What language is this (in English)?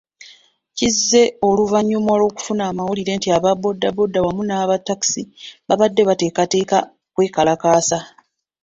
Ganda